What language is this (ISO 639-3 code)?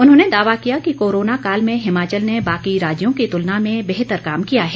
hin